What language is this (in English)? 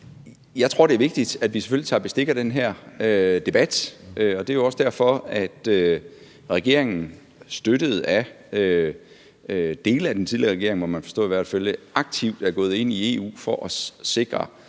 Danish